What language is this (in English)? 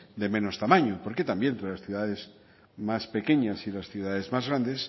Spanish